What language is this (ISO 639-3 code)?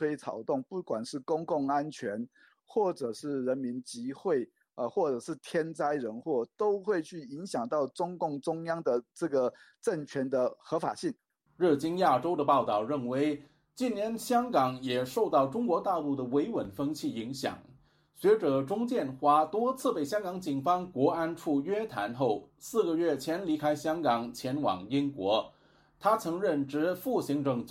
zho